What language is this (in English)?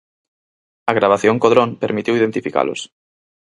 Galician